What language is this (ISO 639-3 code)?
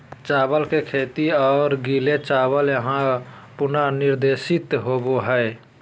mag